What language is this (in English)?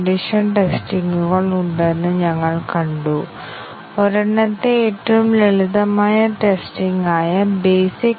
Malayalam